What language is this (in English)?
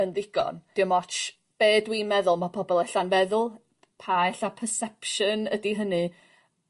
Welsh